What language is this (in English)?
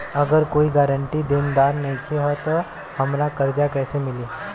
Bhojpuri